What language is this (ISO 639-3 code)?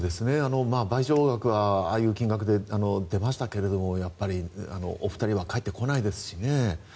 jpn